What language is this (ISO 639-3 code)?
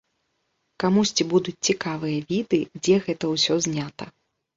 bel